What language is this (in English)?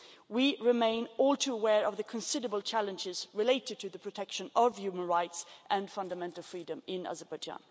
English